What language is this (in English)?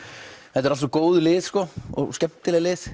Icelandic